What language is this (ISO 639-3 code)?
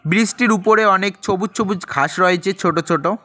ben